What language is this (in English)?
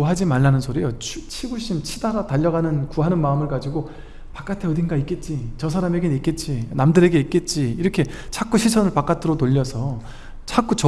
Korean